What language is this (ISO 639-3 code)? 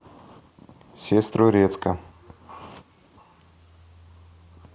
rus